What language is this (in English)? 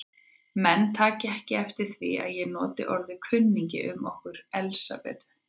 Icelandic